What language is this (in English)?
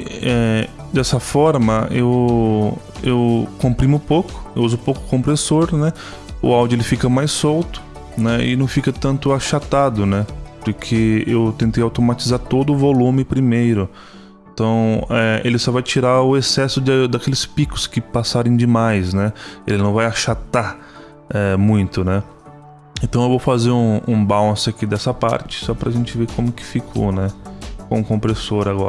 Portuguese